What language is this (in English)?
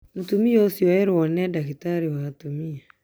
Kikuyu